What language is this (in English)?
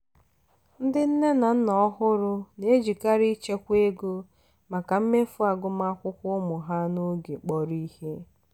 Igbo